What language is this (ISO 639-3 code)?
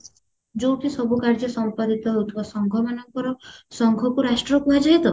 ori